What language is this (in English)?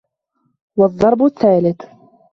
Arabic